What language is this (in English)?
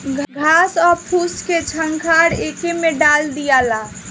Bhojpuri